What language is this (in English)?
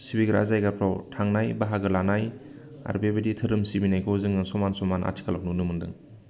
Bodo